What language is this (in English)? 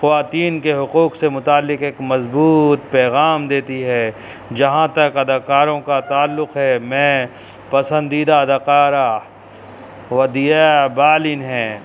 Urdu